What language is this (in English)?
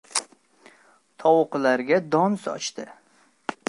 Uzbek